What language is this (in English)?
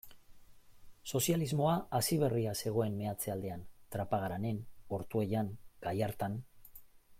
Basque